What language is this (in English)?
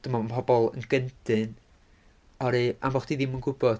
Welsh